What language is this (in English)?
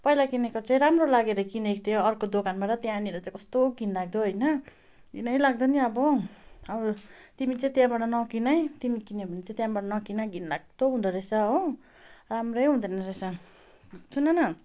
Nepali